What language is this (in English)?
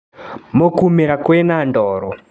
Kikuyu